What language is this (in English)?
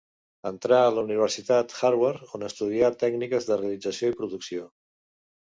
Catalan